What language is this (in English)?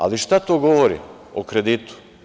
Serbian